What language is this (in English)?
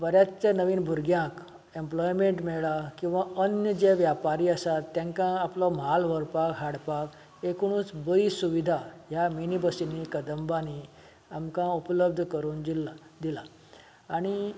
Konkani